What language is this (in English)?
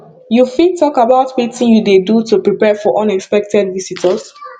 Nigerian Pidgin